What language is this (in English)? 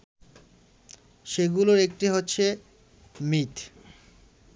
Bangla